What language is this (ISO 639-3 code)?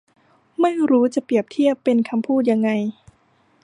tha